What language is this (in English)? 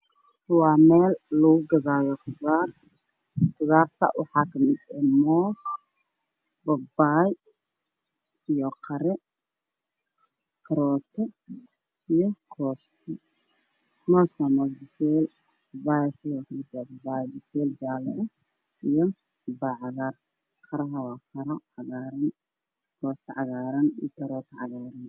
Somali